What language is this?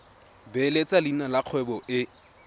Tswana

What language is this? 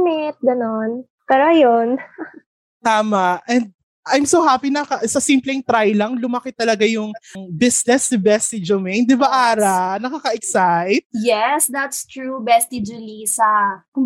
Filipino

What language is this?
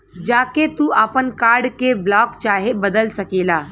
Bhojpuri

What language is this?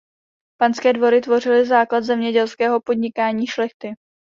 Czech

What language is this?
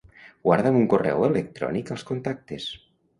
Catalan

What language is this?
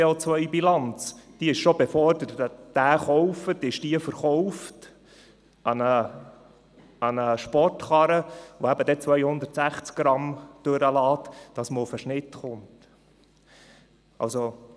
Swiss German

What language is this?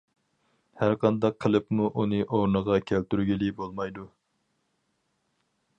Uyghur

